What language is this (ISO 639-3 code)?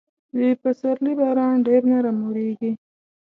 pus